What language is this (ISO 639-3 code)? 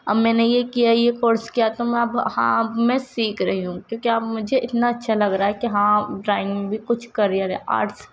urd